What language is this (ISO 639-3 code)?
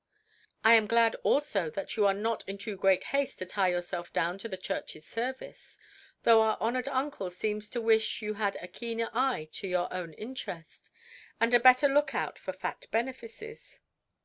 eng